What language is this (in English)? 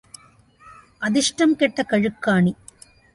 Tamil